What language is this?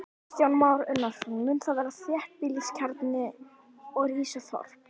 Icelandic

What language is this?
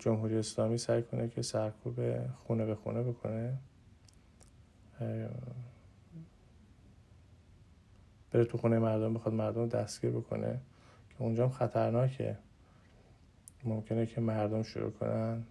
Persian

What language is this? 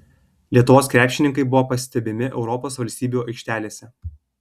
Lithuanian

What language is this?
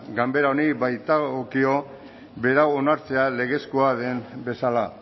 Basque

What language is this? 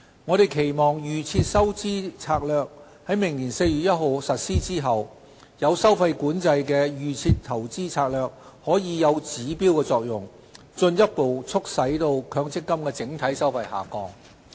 Cantonese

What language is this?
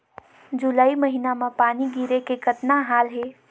Chhattisgarhi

